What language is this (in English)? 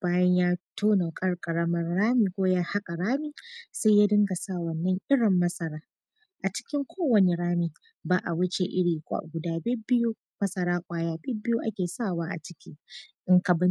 Hausa